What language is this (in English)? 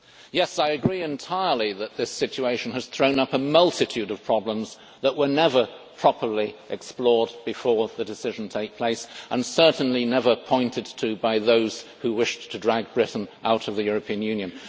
English